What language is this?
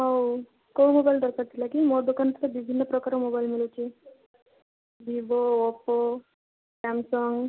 Odia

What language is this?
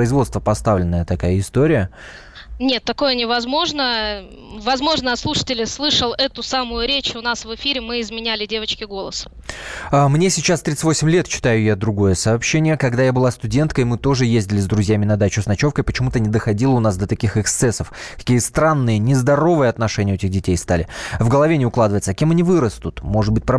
Russian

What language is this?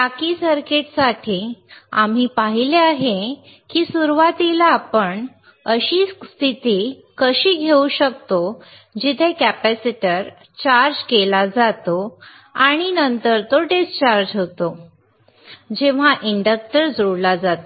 Marathi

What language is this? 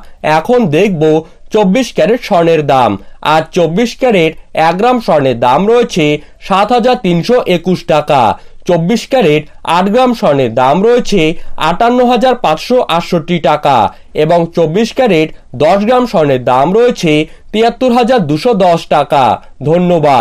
Bangla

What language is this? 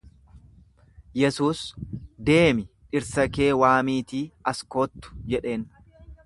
Oromo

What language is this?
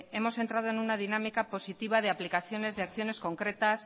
Spanish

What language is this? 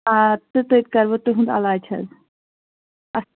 Kashmiri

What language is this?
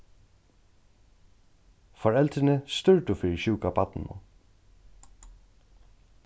Faroese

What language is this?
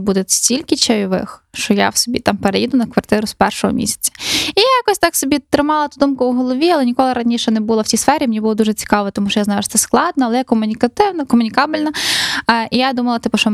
Ukrainian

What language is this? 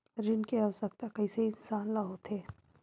Chhattisgarhi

